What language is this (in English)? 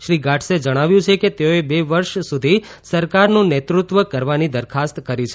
Gujarati